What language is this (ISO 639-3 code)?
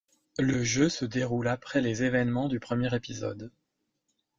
fra